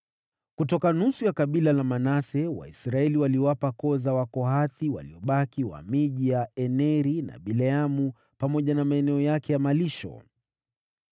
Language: Swahili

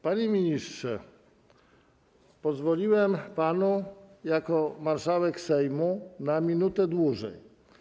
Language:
Polish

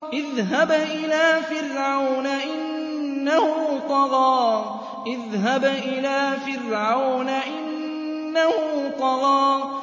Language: Arabic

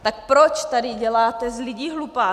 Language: Czech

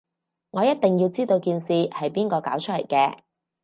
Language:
Cantonese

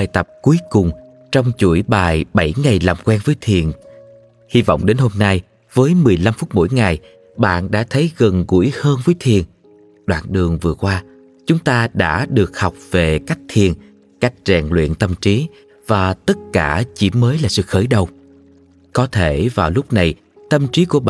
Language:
Vietnamese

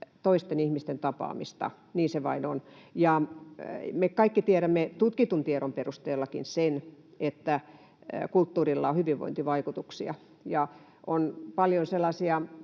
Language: Finnish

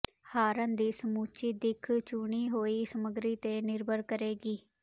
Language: Punjabi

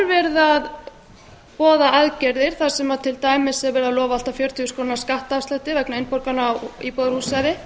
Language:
Icelandic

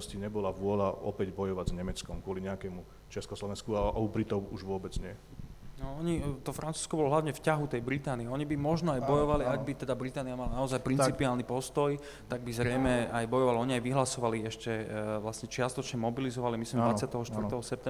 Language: Slovak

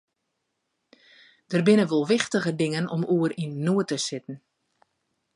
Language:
Western Frisian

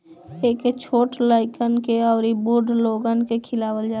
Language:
Bhojpuri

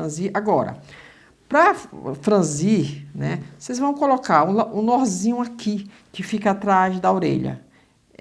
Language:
Portuguese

